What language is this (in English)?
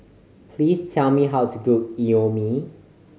English